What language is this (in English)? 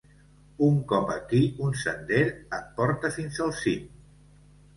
Catalan